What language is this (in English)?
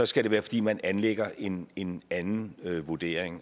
Danish